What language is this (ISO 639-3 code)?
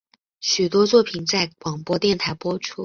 zho